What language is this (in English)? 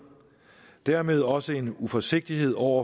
Danish